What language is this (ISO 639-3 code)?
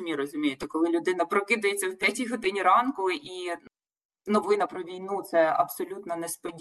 ukr